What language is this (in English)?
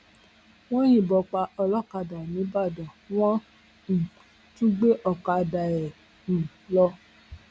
Yoruba